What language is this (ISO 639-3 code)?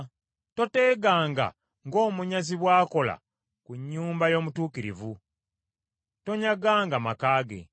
lug